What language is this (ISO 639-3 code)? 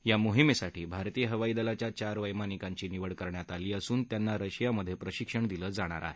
mar